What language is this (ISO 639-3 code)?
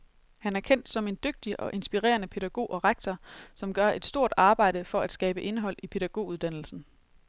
dan